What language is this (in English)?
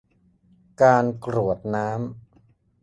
Thai